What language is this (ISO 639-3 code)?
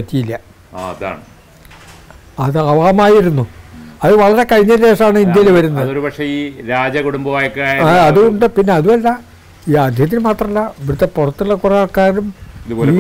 mal